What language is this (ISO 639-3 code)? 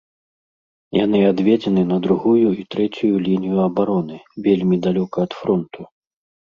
bel